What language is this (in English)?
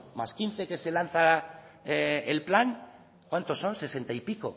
Spanish